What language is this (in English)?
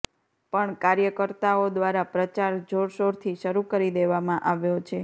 Gujarati